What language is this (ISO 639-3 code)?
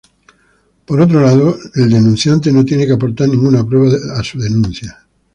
spa